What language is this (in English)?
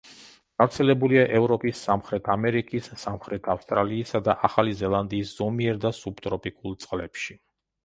Georgian